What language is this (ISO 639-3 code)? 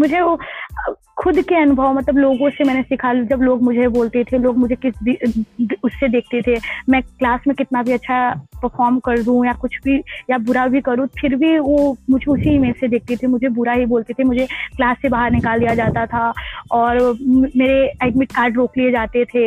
hin